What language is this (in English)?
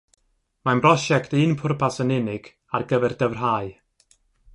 Welsh